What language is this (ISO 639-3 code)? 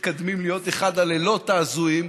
heb